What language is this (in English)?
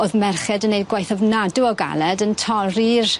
Welsh